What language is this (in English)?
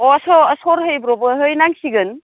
Bodo